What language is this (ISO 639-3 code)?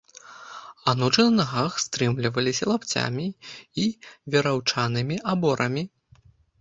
bel